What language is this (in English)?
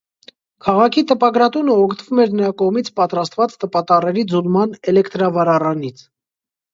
Armenian